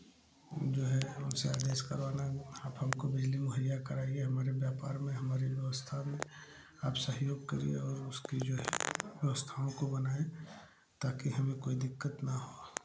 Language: Hindi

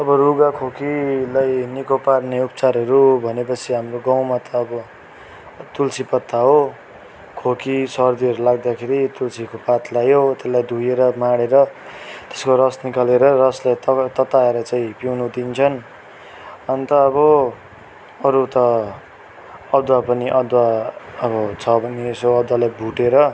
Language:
Nepali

